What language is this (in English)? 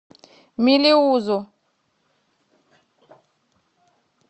Russian